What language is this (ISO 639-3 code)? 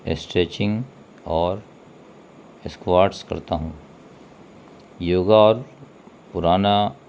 urd